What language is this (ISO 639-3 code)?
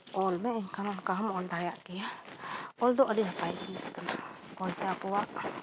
sat